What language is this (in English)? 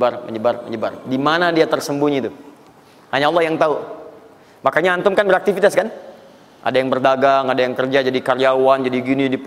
Indonesian